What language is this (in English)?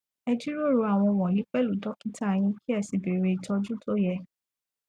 Yoruba